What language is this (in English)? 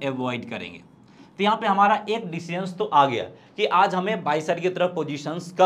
Hindi